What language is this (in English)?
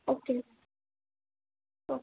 Urdu